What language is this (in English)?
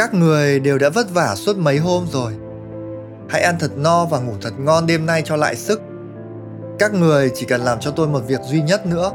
Vietnamese